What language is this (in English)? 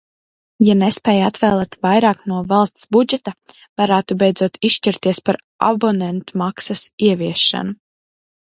Latvian